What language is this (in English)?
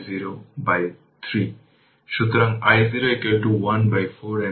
Bangla